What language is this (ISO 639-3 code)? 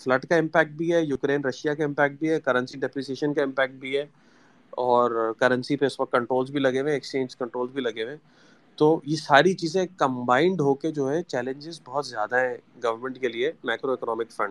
urd